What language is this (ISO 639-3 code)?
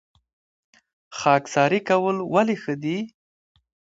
pus